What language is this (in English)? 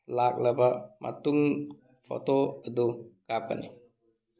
Manipuri